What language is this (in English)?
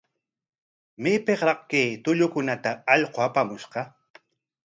Corongo Ancash Quechua